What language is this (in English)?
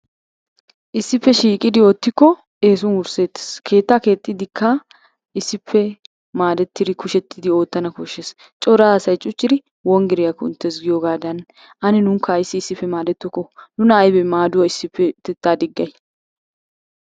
Wolaytta